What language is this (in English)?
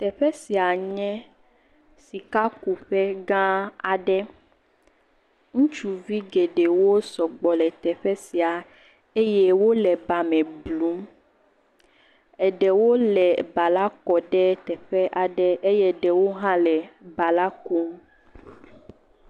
Ewe